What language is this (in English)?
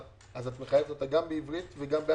Hebrew